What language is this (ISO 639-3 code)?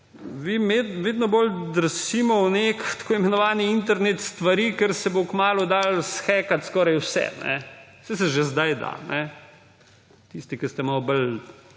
slv